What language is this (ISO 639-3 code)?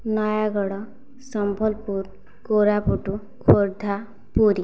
ori